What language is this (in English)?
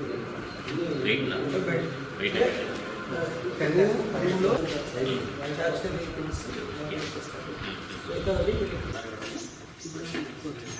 Spanish